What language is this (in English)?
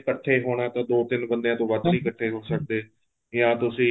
Punjabi